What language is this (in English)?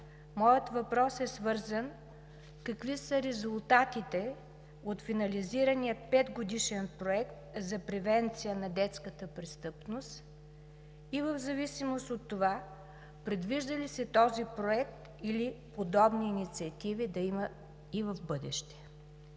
Bulgarian